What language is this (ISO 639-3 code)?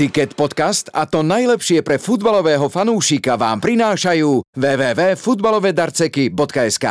slk